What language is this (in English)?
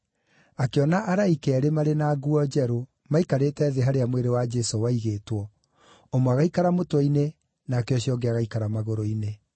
Kikuyu